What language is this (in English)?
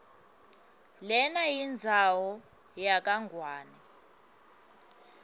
Swati